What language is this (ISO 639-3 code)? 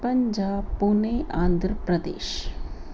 snd